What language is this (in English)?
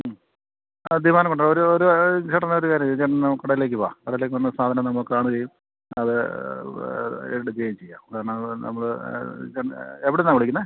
Malayalam